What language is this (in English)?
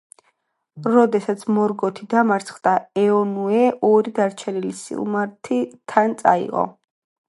Georgian